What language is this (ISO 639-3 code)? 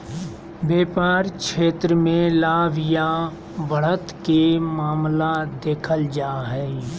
mag